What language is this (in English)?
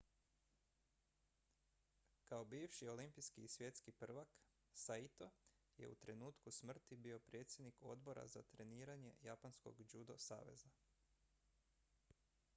Croatian